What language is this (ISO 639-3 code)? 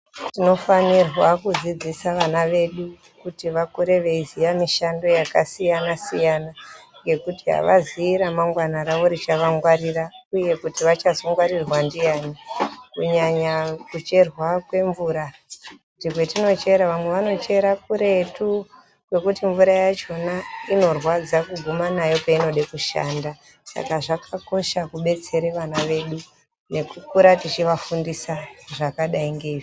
ndc